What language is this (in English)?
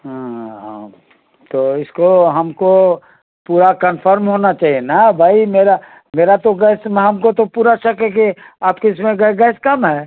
Urdu